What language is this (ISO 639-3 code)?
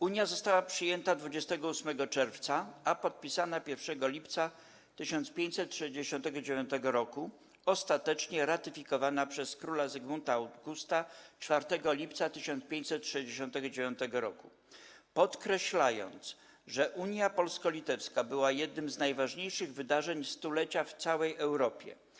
pol